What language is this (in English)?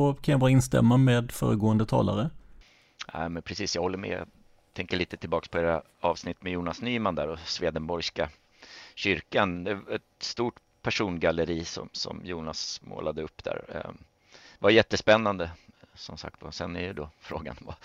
Swedish